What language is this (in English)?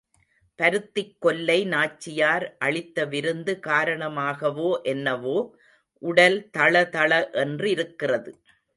Tamil